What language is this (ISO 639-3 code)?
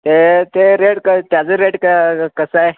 mar